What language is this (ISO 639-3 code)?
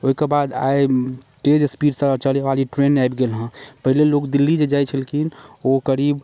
mai